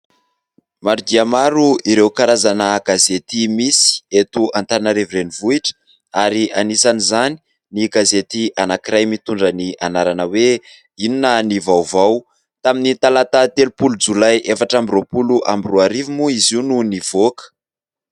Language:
Malagasy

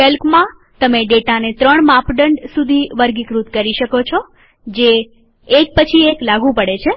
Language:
Gujarati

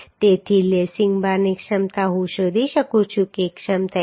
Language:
Gujarati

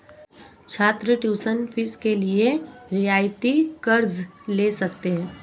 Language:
Hindi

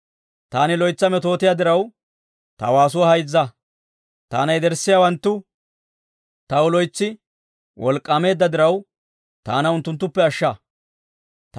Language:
Dawro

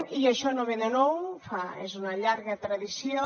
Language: Catalan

